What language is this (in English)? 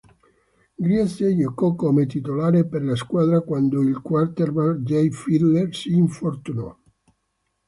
Italian